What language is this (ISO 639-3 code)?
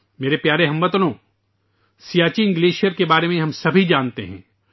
urd